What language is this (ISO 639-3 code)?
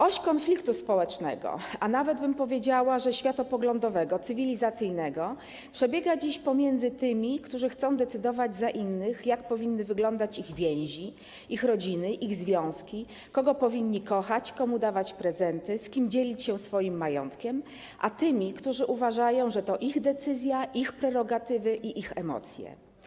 pol